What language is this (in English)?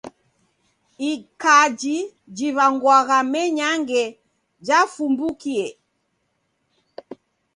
Taita